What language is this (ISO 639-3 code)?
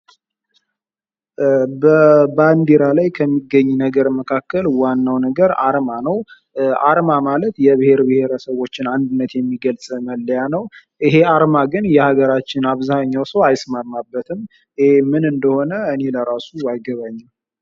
amh